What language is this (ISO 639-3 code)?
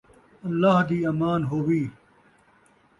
skr